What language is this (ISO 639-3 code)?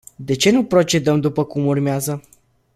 ron